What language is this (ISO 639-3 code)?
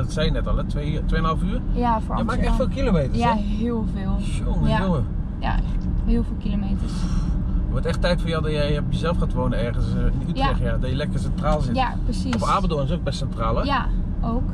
nld